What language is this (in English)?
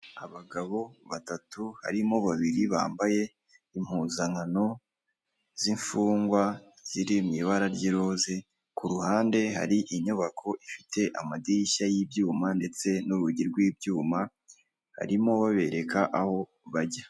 Kinyarwanda